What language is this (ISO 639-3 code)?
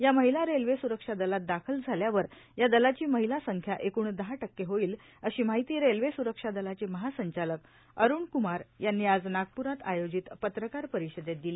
mar